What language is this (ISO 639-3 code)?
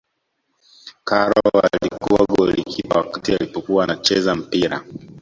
swa